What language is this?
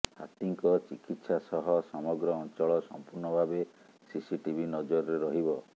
Odia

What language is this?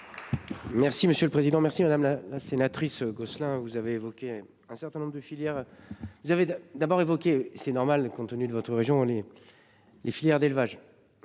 French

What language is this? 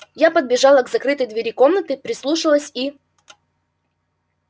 Russian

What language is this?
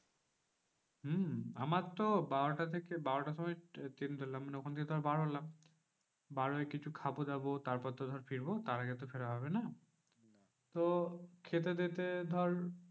Bangla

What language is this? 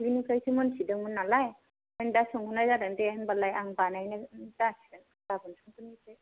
Bodo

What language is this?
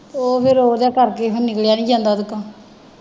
Punjabi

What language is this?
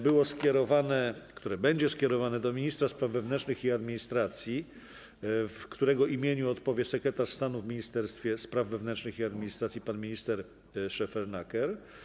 Polish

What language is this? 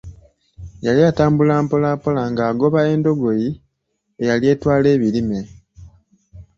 Ganda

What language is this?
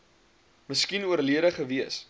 Afrikaans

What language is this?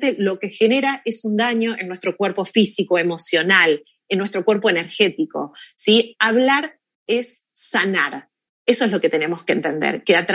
Spanish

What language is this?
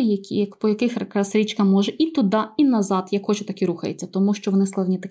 Ukrainian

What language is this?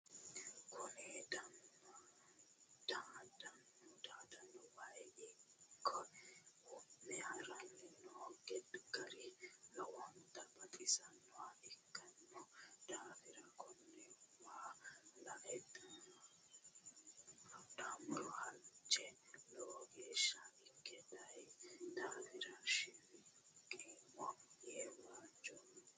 Sidamo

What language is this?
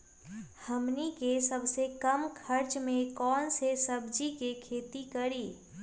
Magahi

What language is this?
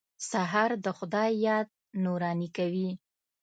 Pashto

